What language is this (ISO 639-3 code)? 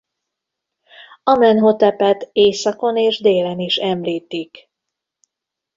hun